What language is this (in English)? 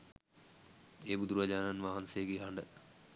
Sinhala